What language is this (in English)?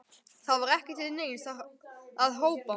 Icelandic